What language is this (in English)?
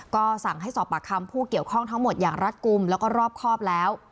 Thai